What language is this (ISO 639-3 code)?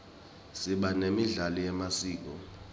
ssw